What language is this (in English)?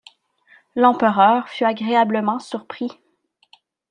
French